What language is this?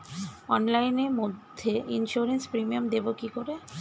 Bangla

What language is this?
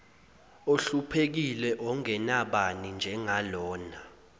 Zulu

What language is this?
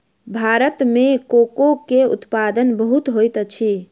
Maithili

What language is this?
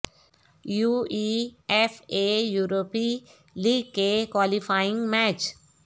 Urdu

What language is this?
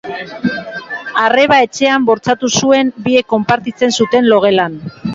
Basque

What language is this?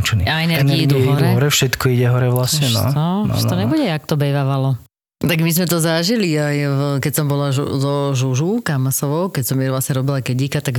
Slovak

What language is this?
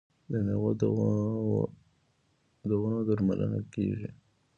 Pashto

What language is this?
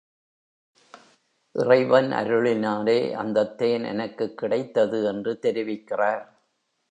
Tamil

